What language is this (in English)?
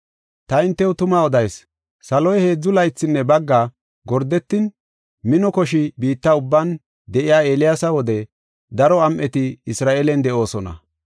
Gofa